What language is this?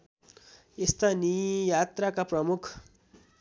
Nepali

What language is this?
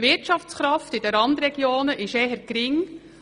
Swiss German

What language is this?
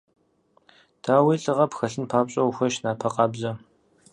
Kabardian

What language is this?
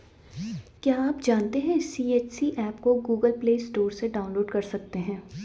Hindi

